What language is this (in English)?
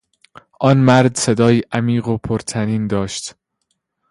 Persian